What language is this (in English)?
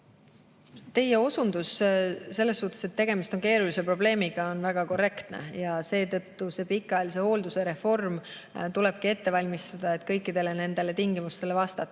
Estonian